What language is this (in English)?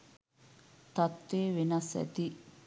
Sinhala